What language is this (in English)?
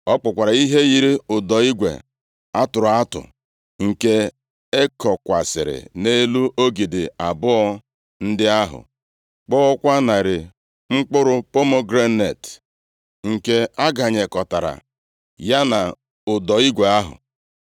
Igbo